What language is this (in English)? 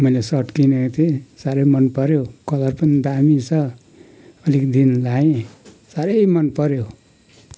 Nepali